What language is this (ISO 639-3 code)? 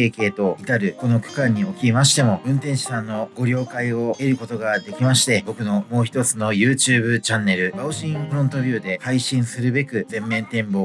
jpn